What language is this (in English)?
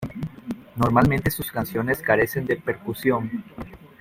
Spanish